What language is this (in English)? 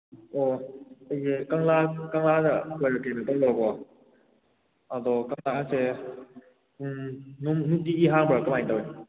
Manipuri